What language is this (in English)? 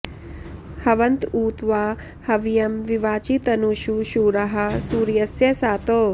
Sanskrit